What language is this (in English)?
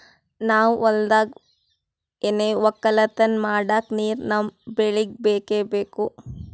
Kannada